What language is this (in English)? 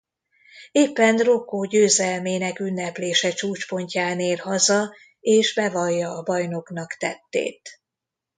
Hungarian